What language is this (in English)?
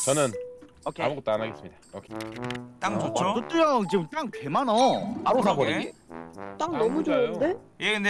Korean